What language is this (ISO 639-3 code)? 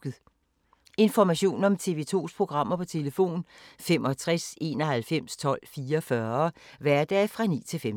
dan